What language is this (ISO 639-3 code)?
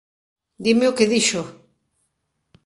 glg